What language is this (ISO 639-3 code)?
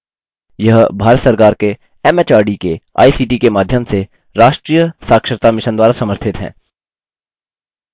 hin